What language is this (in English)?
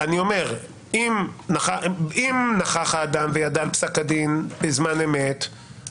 Hebrew